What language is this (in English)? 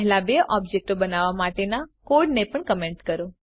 Gujarati